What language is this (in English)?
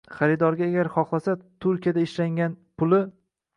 Uzbek